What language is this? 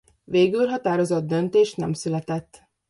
Hungarian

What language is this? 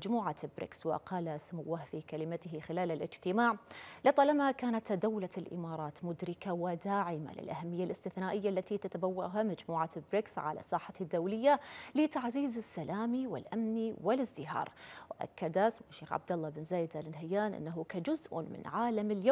Arabic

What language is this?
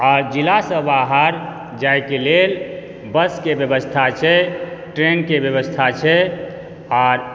Maithili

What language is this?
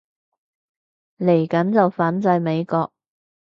Cantonese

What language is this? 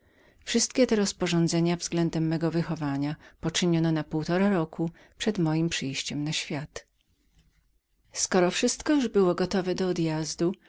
Polish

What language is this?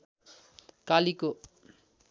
Nepali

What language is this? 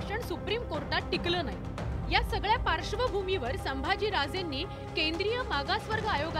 Hindi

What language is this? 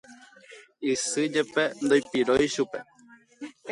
Guarani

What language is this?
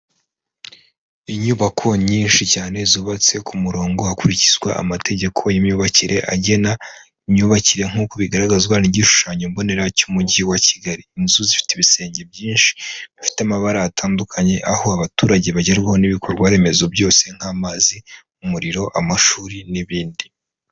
Kinyarwanda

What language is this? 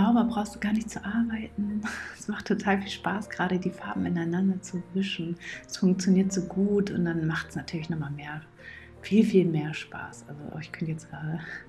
German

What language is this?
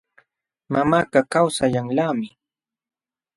Jauja Wanca Quechua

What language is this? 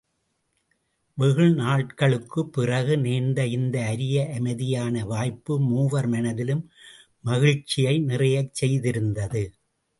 Tamil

